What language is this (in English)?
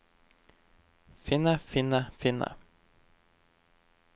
Norwegian